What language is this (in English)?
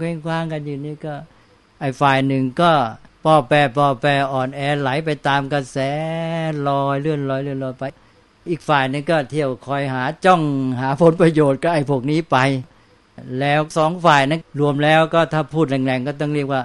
Thai